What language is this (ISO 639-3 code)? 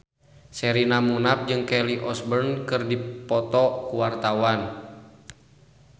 sun